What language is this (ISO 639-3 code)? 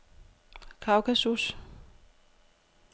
dan